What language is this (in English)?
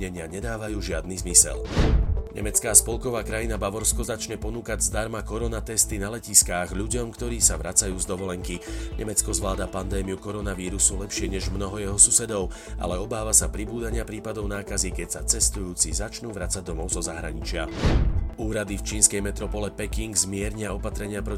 Slovak